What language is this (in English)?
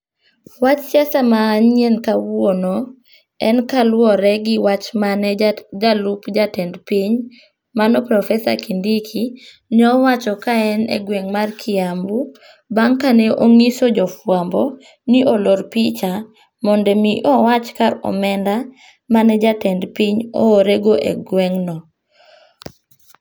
Luo (Kenya and Tanzania)